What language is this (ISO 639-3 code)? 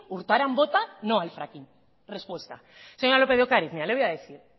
spa